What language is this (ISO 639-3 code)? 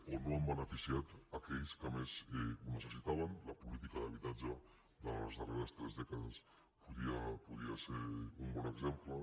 cat